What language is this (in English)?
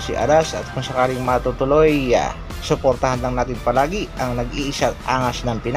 Filipino